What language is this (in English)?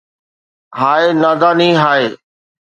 Sindhi